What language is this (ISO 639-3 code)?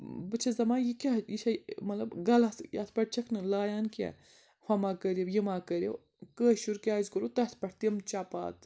kas